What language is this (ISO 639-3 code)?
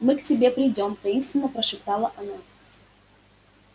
rus